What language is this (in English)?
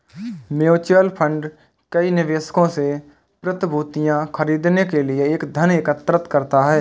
Hindi